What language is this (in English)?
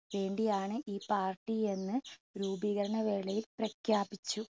Malayalam